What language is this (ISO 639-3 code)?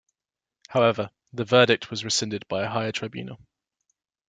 eng